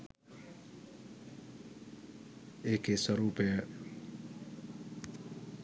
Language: Sinhala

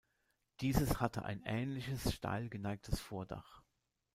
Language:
German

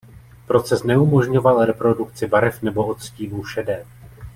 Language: Czech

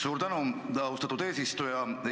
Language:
Estonian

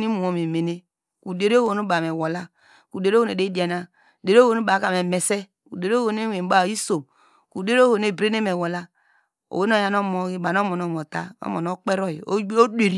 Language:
Degema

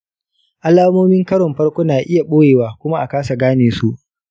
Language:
Hausa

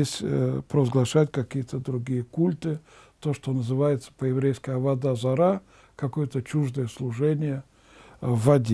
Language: Russian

